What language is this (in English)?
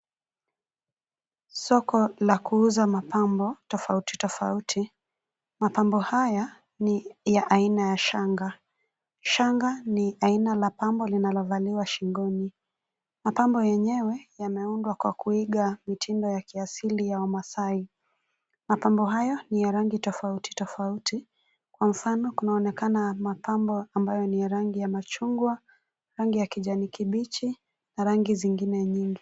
Swahili